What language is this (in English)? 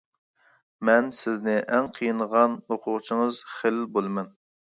Uyghur